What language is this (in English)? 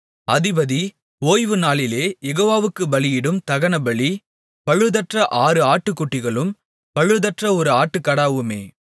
Tamil